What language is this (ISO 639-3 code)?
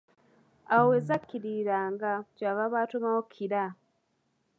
lug